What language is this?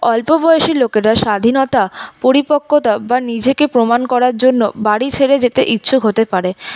Bangla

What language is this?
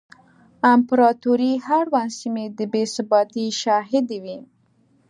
Pashto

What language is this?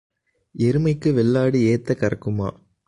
Tamil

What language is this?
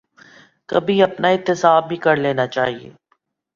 Urdu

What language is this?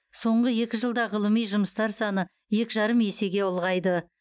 Kazakh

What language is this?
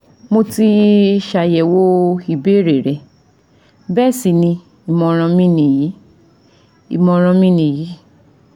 Yoruba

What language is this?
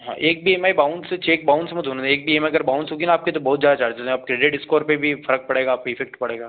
Hindi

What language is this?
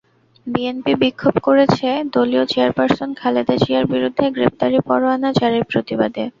Bangla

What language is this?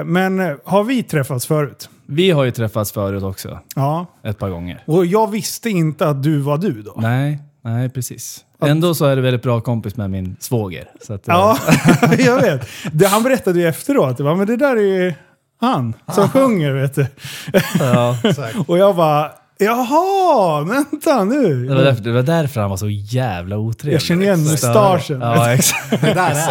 Swedish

